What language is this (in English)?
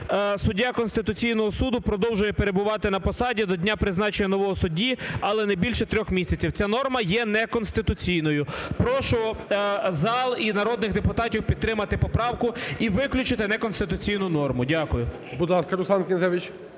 Ukrainian